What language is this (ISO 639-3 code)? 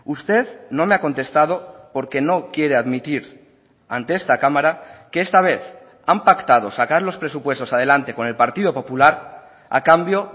spa